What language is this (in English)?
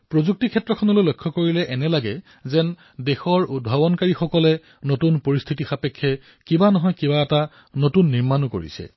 Assamese